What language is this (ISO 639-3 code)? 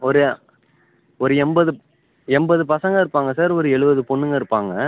tam